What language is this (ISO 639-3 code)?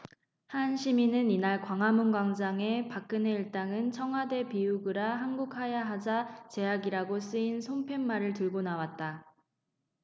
kor